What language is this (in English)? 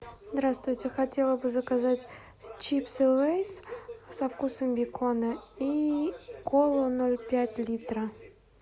Russian